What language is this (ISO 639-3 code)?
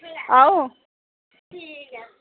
doi